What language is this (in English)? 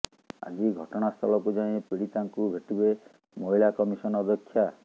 Odia